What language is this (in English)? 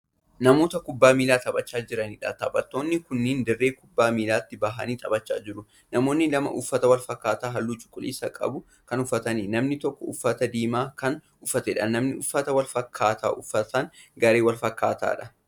Oromo